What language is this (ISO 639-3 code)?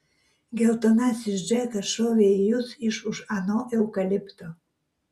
lit